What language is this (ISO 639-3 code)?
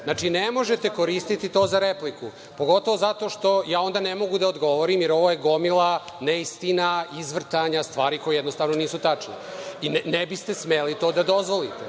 srp